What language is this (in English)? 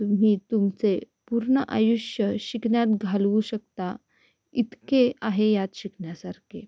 Marathi